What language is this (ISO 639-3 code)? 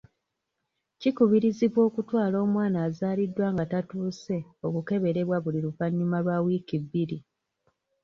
lug